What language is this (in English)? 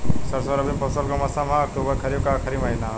Bhojpuri